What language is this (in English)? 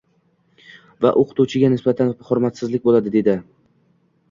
Uzbek